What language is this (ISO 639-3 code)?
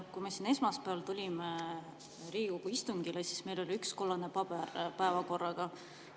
est